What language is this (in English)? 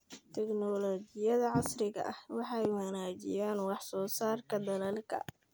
Somali